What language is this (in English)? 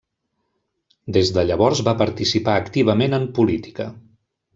Catalan